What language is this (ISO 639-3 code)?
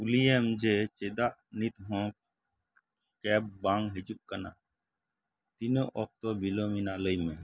sat